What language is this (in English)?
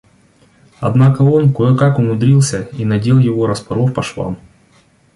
Russian